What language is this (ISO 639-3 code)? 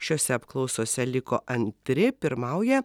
lit